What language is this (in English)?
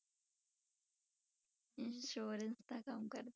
Punjabi